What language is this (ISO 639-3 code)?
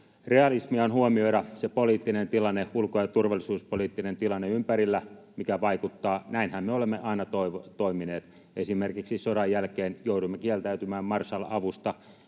fin